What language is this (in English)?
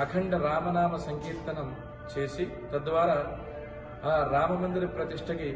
Arabic